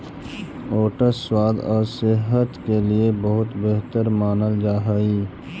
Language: Magahi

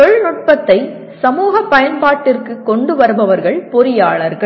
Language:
Tamil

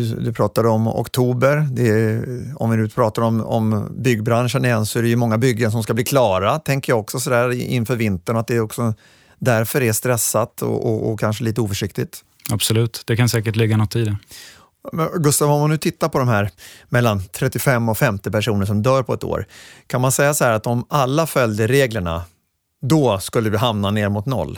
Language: Swedish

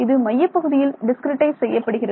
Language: Tamil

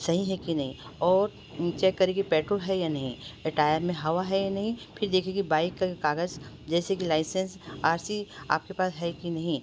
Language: Hindi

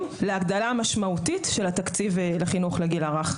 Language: Hebrew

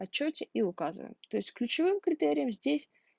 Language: Russian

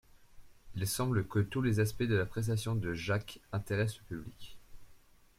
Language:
French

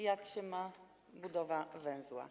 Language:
Polish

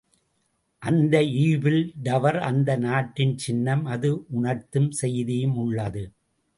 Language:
Tamil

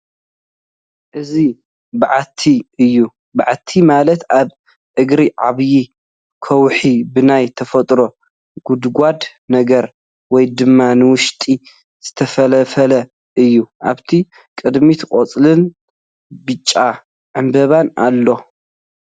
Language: Tigrinya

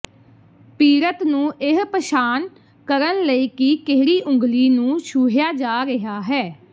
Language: Punjabi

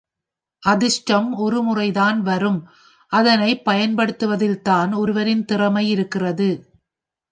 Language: Tamil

